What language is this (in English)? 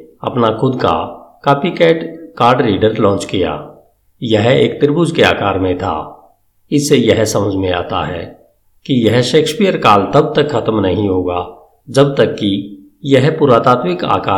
Hindi